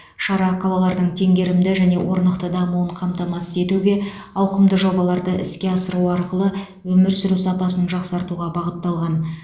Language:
Kazakh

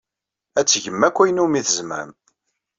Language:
Kabyle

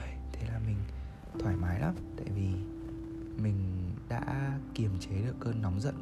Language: Vietnamese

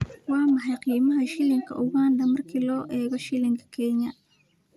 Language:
Somali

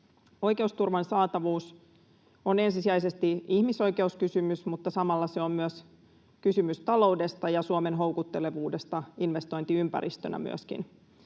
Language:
Finnish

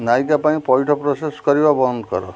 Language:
Odia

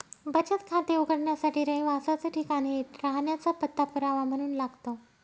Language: Marathi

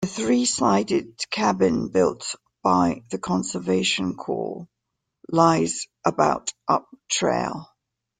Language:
English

